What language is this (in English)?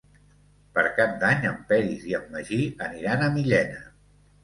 Catalan